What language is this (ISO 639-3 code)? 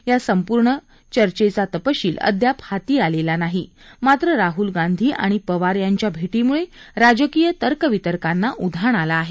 mar